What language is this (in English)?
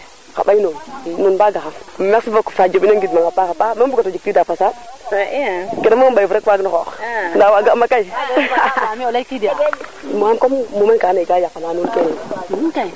Serer